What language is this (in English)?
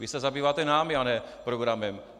Czech